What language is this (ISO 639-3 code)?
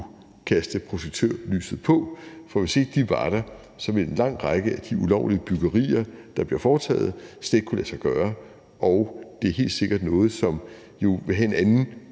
dan